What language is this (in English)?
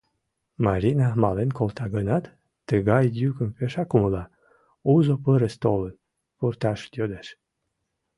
Mari